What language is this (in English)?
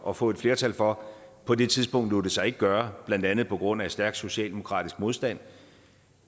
Danish